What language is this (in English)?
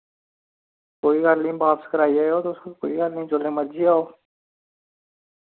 Dogri